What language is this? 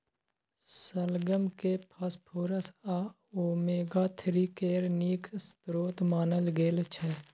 Maithili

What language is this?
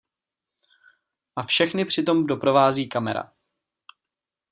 Czech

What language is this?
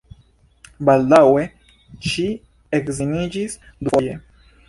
Esperanto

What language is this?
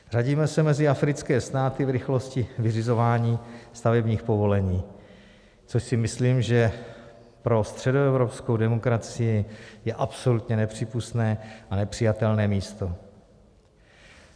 Czech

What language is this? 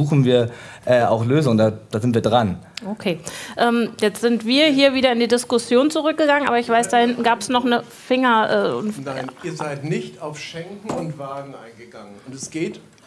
German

